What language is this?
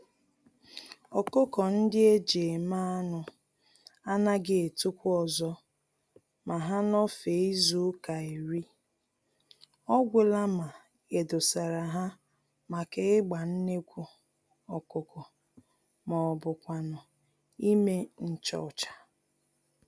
Igbo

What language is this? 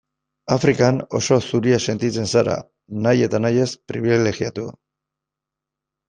Basque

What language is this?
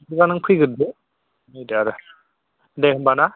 Bodo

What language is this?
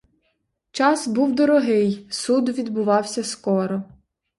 Ukrainian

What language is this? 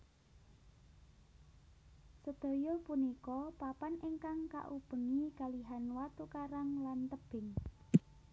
Javanese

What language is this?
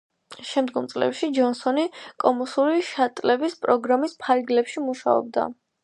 Georgian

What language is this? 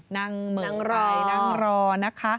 Thai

